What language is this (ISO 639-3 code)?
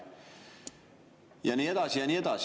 est